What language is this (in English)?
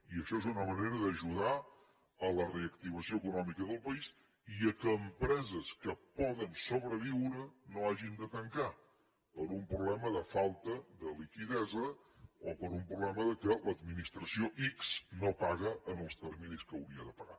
Catalan